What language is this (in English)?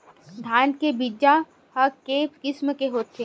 Chhattisgarhi